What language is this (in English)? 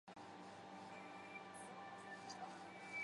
Chinese